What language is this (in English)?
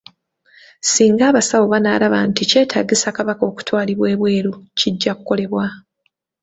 Ganda